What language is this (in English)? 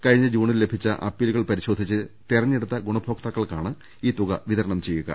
Malayalam